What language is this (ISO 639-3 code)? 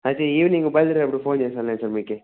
tel